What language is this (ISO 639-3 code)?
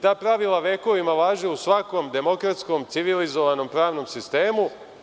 srp